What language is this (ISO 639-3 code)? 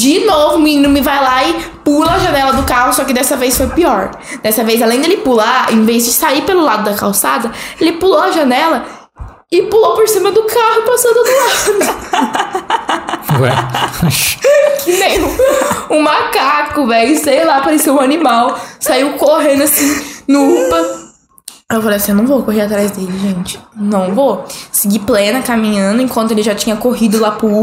por